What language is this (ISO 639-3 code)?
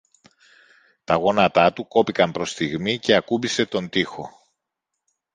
ell